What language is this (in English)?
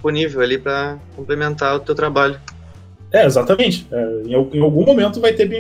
Portuguese